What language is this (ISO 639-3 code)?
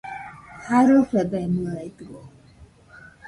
hux